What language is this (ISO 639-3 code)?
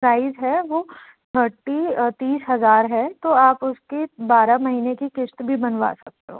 hin